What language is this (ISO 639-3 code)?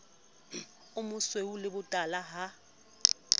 sot